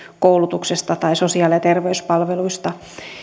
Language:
Finnish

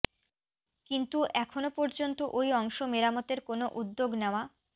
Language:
Bangla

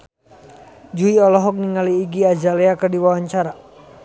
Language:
Sundanese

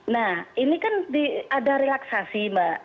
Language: Indonesian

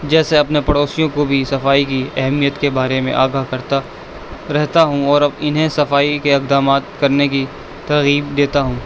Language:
Urdu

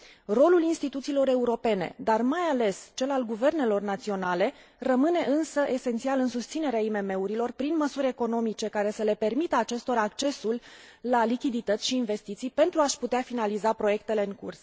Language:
Romanian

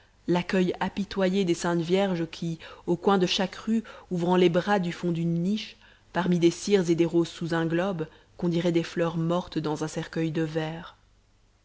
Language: French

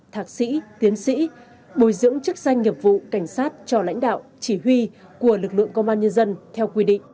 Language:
Vietnamese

